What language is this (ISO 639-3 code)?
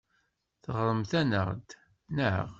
kab